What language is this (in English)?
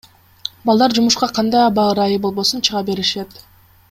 Kyrgyz